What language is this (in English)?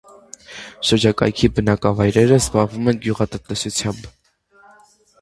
Armenian